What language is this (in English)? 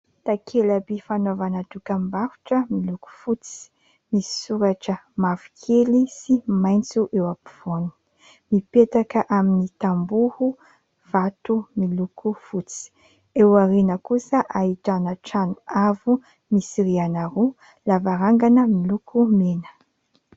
Malagasy